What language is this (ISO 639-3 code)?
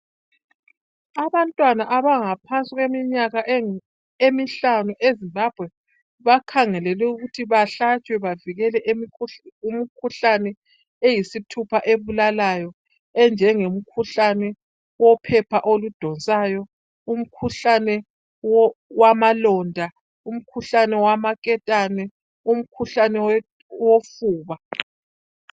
nde